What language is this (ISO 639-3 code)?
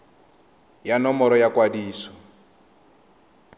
tsn